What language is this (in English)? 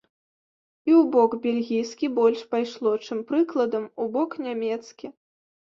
Belarusian